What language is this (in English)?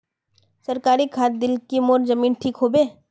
Magahi